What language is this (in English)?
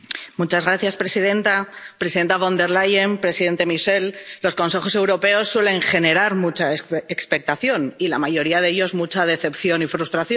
Spanish